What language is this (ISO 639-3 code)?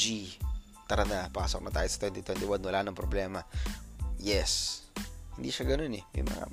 fil